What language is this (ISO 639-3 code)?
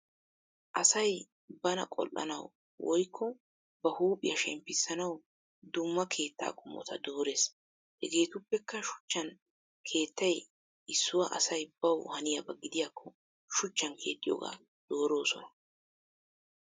wal